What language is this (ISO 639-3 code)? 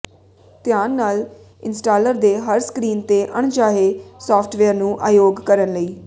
pan